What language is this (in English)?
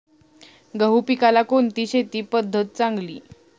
Marathi